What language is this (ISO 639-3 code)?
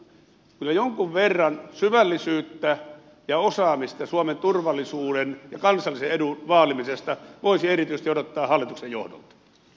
fin